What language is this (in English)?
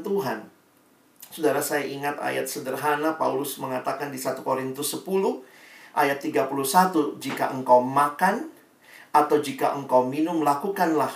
Indonesian